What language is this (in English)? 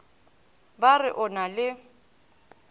Northern Sotho